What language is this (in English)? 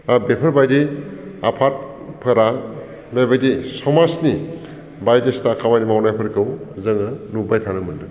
Bodo